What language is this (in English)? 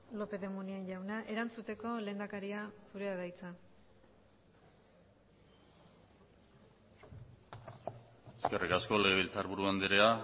Basque